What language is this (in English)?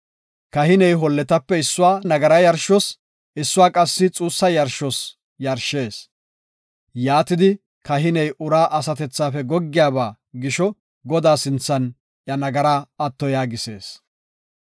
Gofa